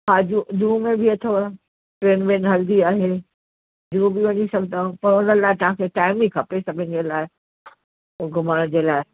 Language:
Sindhi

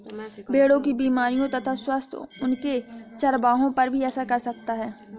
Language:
Hindi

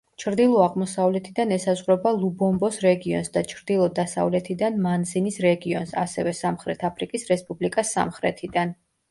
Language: Georgian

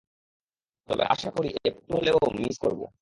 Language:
Bangla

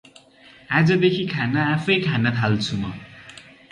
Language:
Nepali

